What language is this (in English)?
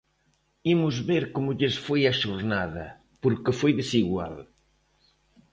Galician